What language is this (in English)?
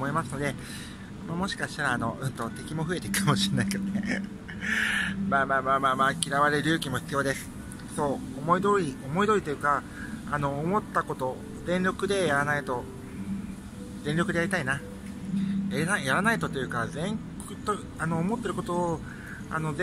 Japanese